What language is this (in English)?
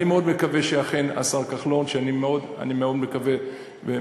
Hebrew